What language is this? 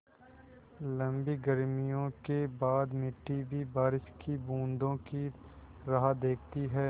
Hindi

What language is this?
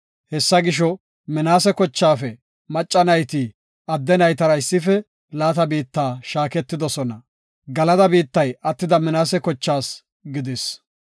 Gofa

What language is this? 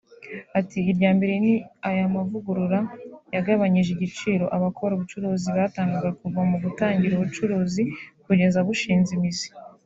Kinyarwanda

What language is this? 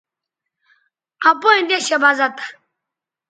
Bateri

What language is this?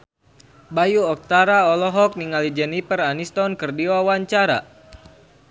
Sundanese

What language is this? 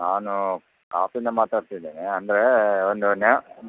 Kannada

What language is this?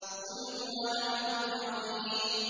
Arabic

